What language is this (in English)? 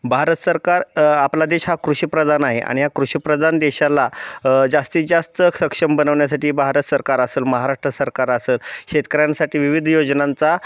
Marathi